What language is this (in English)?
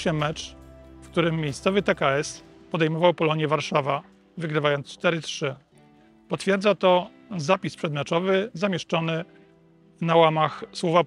Polish